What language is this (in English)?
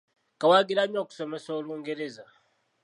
Ganda